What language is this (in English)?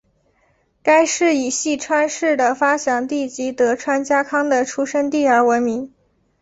Chinese